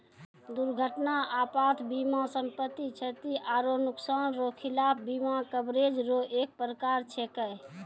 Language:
Maithili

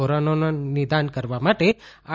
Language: Gujarati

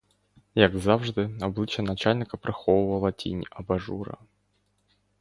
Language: Ukrainian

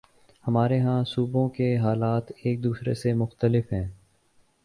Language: Urdu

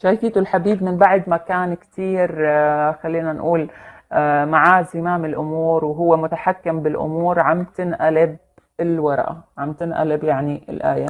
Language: Arabic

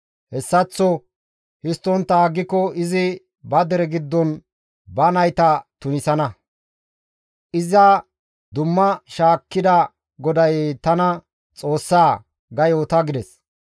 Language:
Gamo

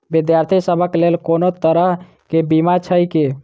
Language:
Maithili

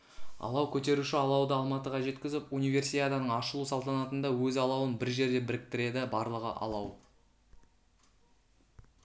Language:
Kazakh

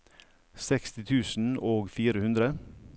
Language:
Norwegian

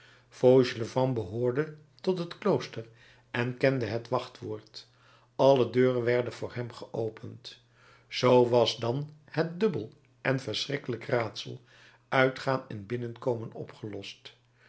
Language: Dutch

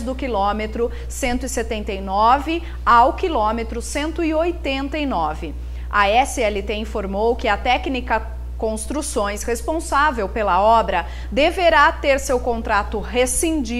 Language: Portuguese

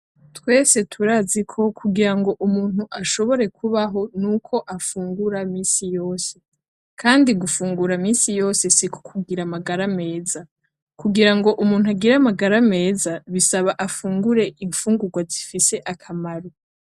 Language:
Rundi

